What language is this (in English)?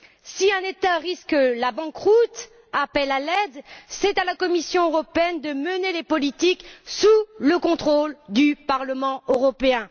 French